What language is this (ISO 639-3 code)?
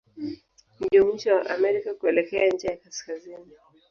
swa